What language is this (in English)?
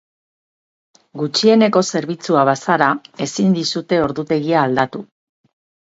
Basque